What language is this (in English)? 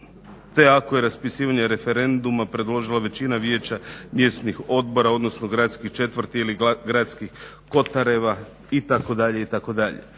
Croatian